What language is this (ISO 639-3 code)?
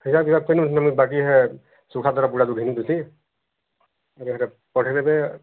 ori